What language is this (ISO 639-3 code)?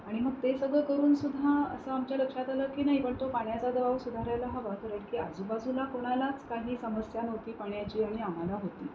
mar